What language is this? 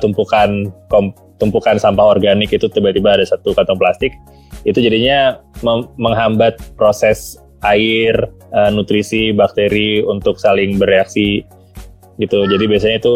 Indonesian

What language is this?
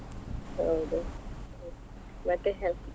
Kannada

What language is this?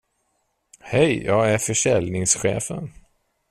Swedish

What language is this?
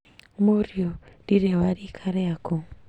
Kikuyu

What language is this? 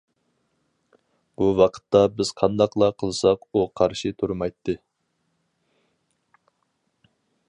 Uyghur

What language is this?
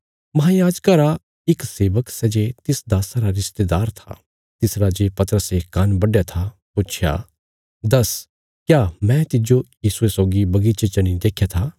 Bilaspuri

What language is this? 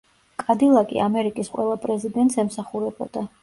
Georgian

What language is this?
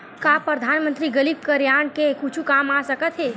Chhattisgarhi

